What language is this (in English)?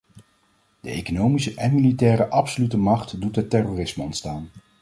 Dutch